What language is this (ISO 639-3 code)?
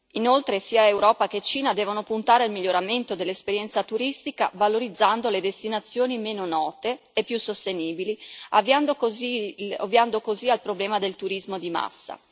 ita